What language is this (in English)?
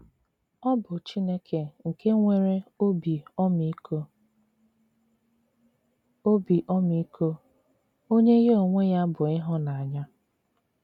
Igbo